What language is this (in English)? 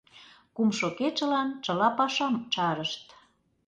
Mari